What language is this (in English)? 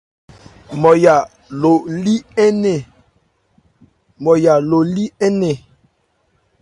Ebrié